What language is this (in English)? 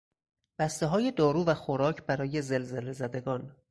Persian